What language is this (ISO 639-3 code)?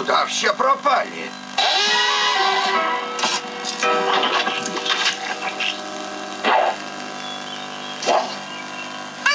rus